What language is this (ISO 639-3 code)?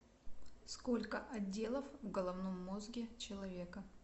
rus